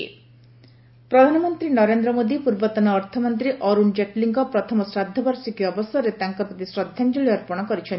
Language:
Odia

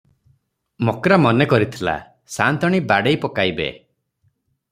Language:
Odia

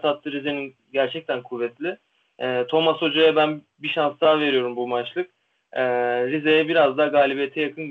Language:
Turkish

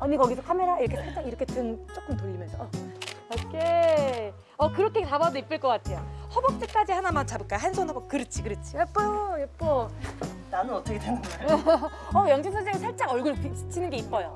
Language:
Korean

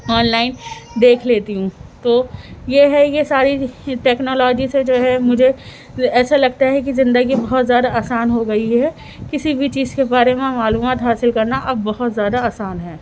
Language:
Urdu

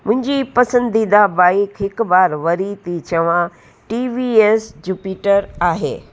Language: Sindhi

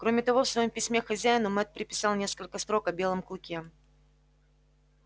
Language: Russian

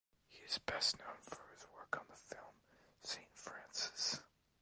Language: English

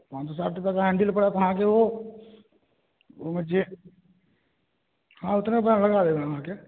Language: Maithili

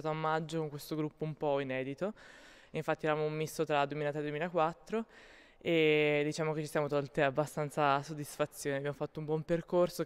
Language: Italian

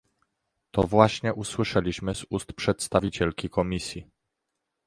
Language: Polish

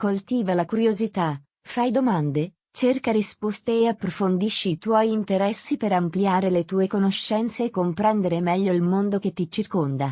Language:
Italian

